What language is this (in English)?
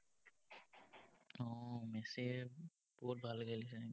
Assamese